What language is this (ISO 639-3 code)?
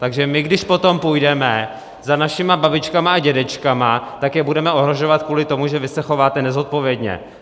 ces